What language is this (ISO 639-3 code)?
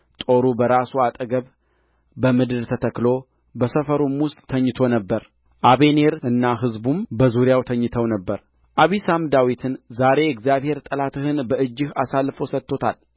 amh